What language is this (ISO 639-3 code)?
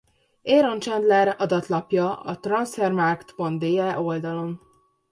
hun